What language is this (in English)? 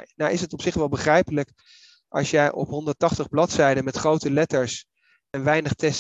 Dutch